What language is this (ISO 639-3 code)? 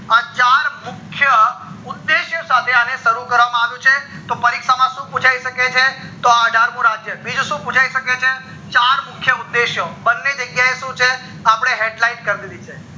guj